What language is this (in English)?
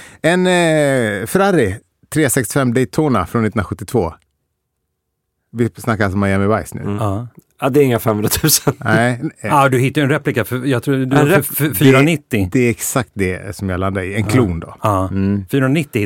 Swedish